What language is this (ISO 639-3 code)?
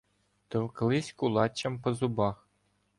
ukr